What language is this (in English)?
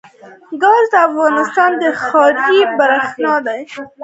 Pashto